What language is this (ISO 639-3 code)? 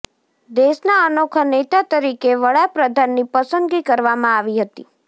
guj